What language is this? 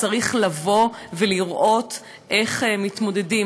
Hebrew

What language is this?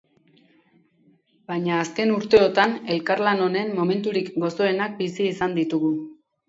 Basque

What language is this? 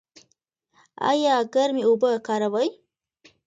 Pashto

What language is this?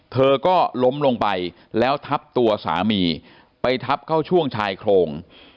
Thai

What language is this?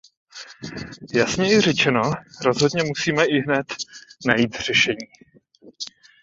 Czech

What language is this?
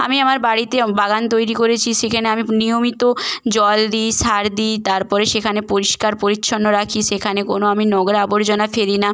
Bangla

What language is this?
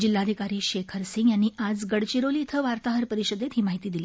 Marathi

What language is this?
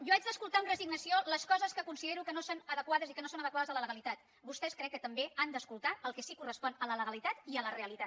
Catalan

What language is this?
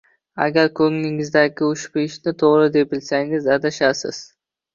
Uzbek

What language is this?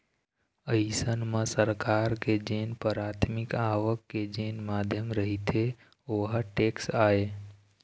Chhattisgarhi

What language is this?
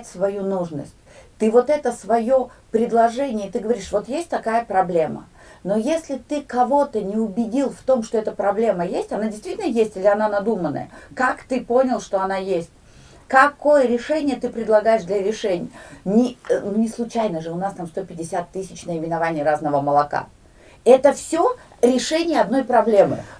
Russian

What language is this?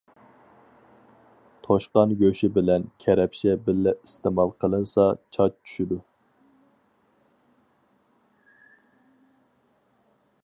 Uyghur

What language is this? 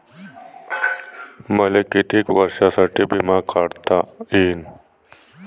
Marathi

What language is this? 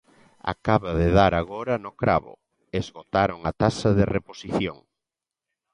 Galician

